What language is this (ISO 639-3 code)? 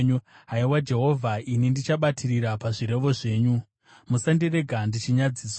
sna